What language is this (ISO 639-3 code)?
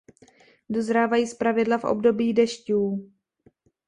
ces